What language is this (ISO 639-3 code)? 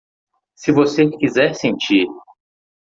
por